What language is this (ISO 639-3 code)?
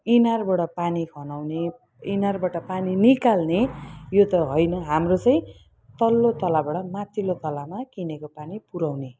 nep